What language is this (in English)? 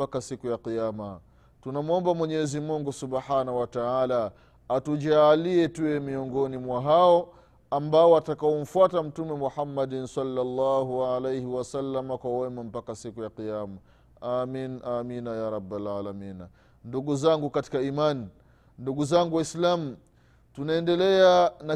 Swahili